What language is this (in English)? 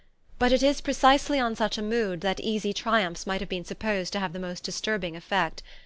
English